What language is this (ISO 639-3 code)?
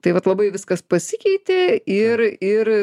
lit